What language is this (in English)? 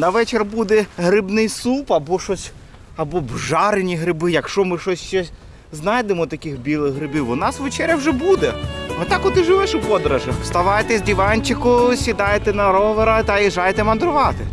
Ukrainian